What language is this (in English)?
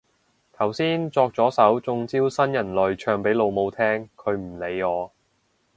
Cantonese